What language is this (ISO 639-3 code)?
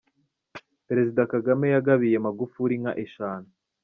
kin